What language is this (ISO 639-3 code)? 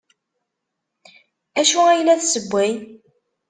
kab